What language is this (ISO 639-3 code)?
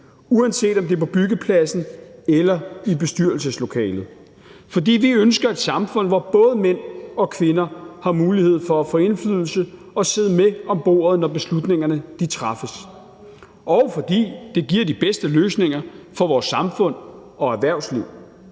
dan